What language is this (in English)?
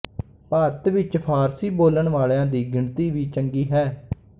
Punjabi